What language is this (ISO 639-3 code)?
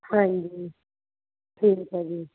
pan